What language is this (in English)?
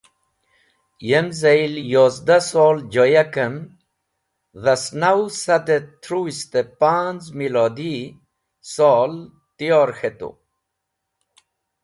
Wakhi